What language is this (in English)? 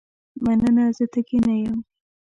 Pashto